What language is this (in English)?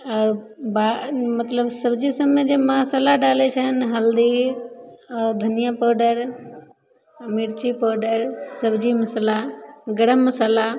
Maithili